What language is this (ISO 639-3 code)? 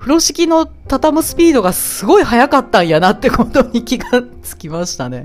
jpn